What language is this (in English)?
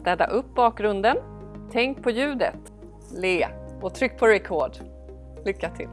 Swedish